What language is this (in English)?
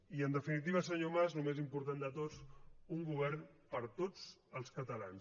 Catalan